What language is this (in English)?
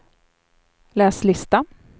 Swedish